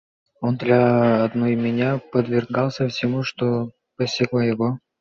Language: Russian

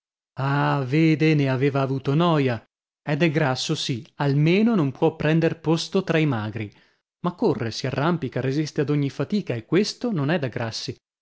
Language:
Italian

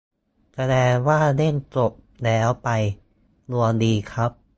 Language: Thai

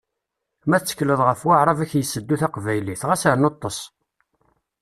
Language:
Kabyle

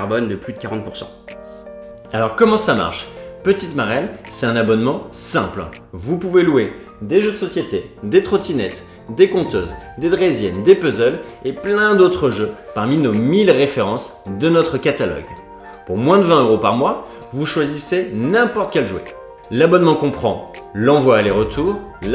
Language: French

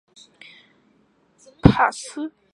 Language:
Chinese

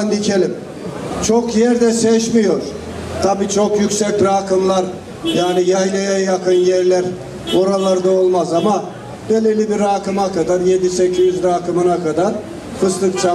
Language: Turkish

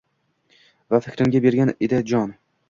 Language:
Uzbek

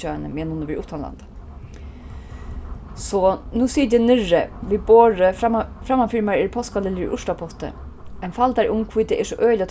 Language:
Faroese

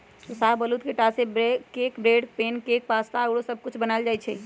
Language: Magahi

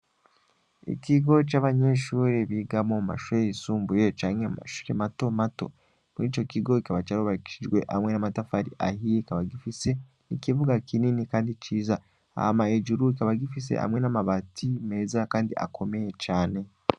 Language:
Rundi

